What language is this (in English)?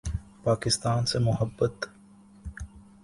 Urdu